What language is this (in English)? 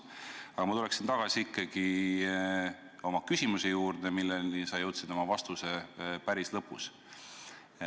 Estonian